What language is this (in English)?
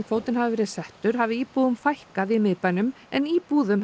Icelandic